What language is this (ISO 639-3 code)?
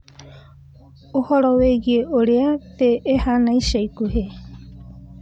kik